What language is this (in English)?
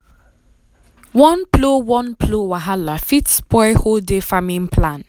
Nigerian Pidgin